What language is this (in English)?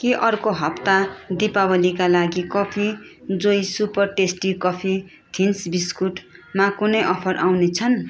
Nepali